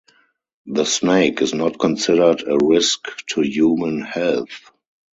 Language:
English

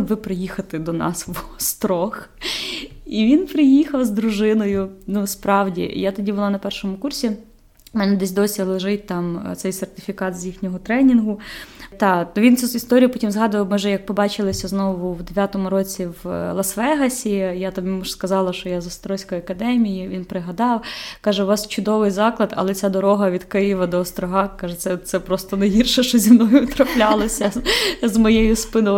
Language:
Ukrainian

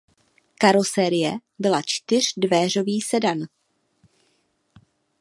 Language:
Czech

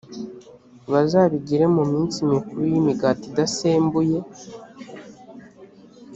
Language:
Kinyarwanda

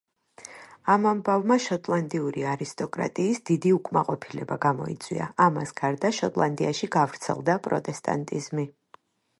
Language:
Georgian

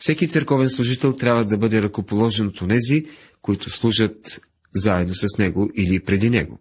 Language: Bulgarian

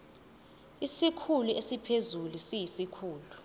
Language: Zulu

